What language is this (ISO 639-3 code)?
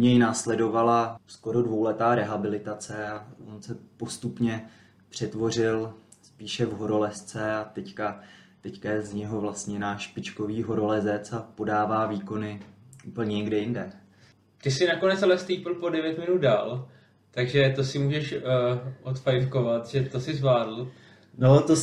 ces